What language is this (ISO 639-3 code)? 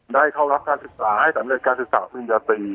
tha